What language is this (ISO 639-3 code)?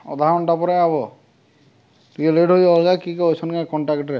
ori